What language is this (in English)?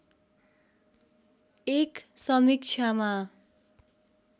Nepali